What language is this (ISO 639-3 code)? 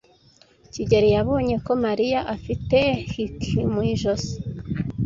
kin